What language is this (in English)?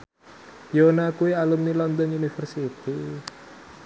Javanese